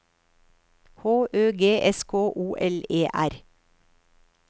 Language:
Norwegian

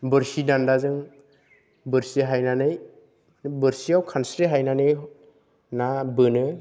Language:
Bodo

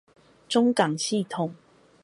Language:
Chinese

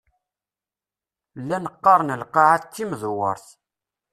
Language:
Kabyle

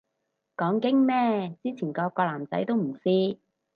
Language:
Cantonese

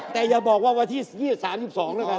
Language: Thai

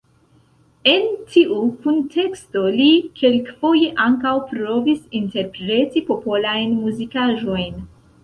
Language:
Esperanto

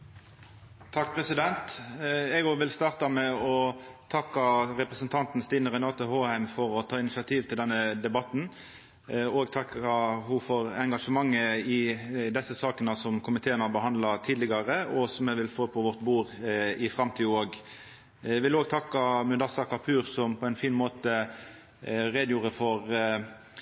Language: Norwegian Nynorsk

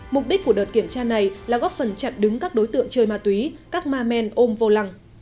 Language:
Vietnamese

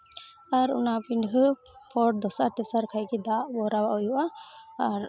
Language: Santali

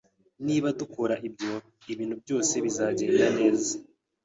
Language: Kinyarwanda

